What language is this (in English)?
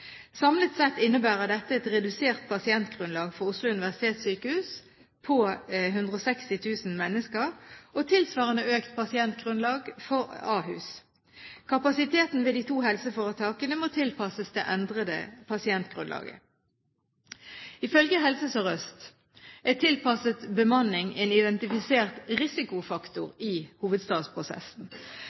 Norwegian Bokmål